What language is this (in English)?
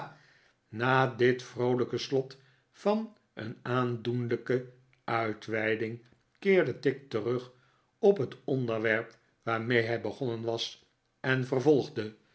Dutch